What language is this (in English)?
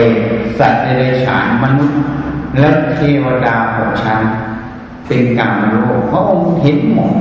Thai